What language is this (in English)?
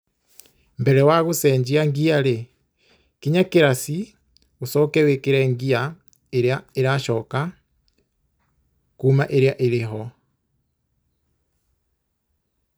Kikuyu